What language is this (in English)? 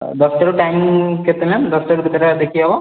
Odia